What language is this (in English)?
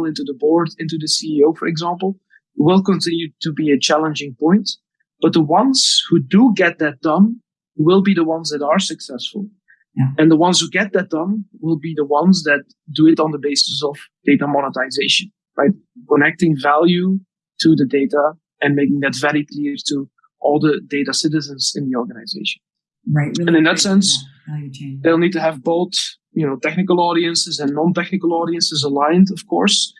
English